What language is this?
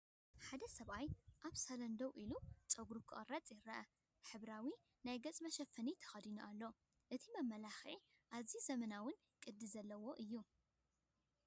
Tigrinya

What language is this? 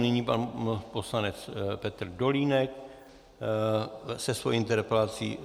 Czech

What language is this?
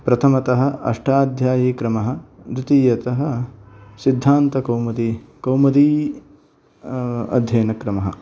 Sanskrit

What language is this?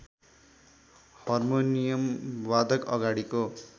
Nepali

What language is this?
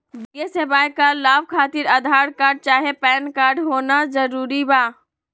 Magahi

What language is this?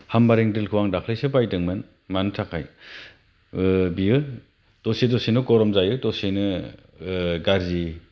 Bodo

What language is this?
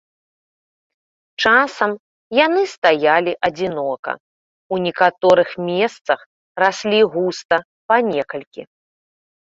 Belarusian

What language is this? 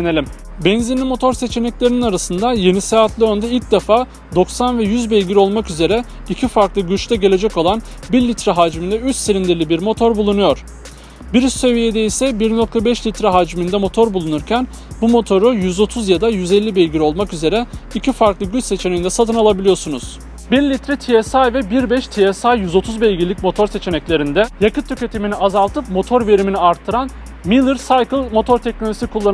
Turkish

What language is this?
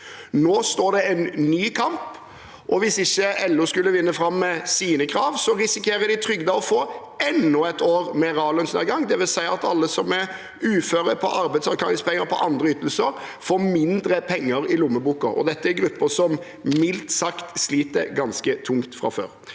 Norwegian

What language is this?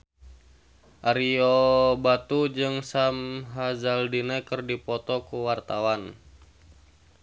Sundanese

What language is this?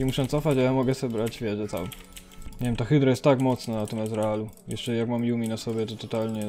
Polish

